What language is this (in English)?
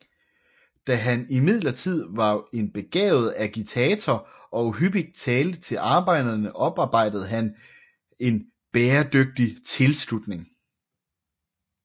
Danish